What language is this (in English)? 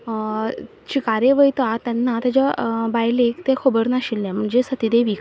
Konkani